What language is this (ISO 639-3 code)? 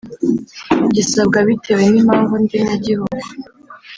kin